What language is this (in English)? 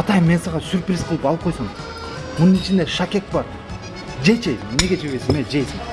Turkish